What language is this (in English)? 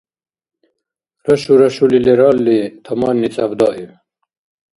Dargwa